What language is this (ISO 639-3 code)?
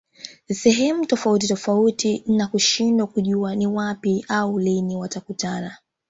swa